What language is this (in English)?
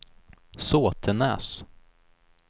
Swedish